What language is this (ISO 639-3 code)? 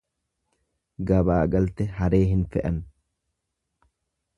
orm